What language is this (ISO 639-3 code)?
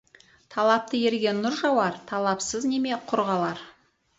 kaz